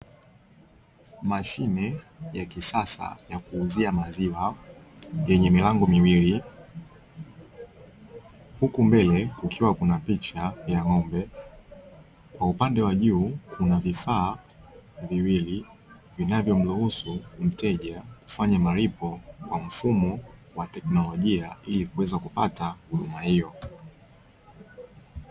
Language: Swahili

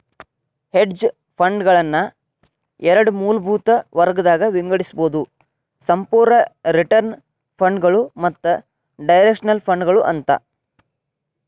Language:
Kannada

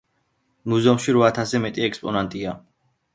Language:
Georgian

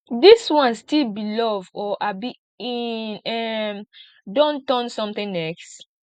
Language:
Nigerian Pidgin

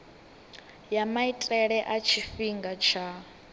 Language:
Venda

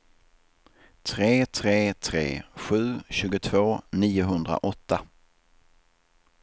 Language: Swedish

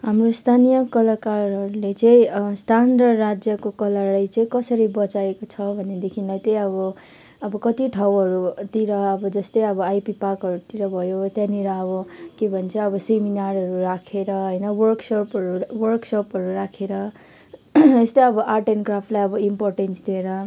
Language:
Nepali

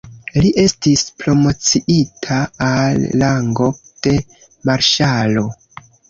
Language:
Esperanto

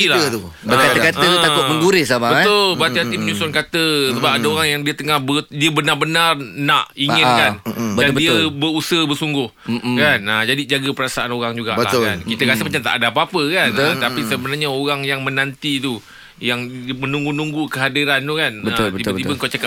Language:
Malay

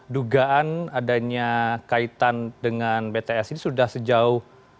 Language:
Indonesian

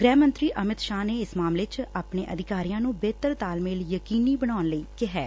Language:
Punjabi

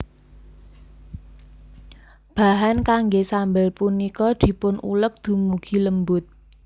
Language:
Javanese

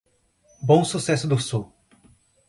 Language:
Portuguese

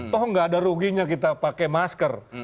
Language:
Indonesian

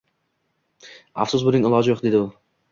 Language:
Uzbek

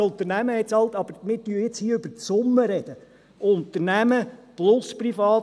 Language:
Swiss German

